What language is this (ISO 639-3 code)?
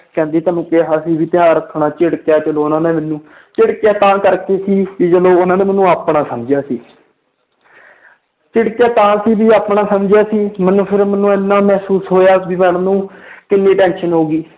pan